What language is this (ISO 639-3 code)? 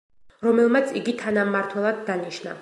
kat